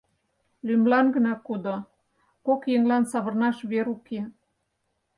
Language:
Mari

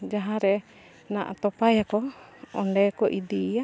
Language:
Santali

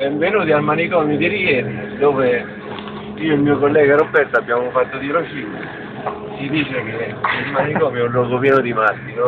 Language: Italian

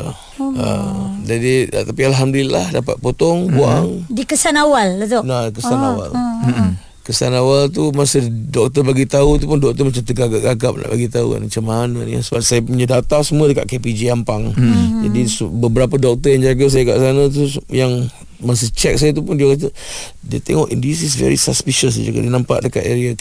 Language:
Malay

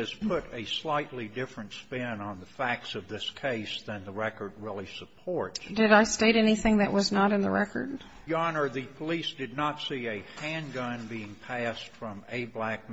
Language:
English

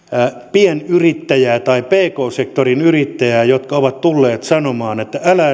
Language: Finnish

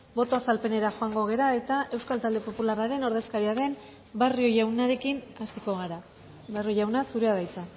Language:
Basque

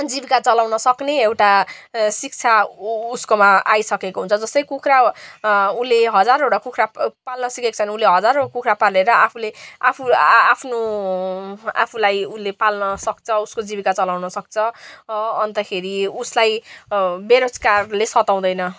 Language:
Nepali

